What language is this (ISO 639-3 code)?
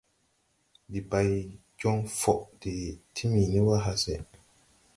tui